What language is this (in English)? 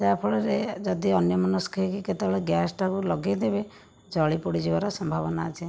Odia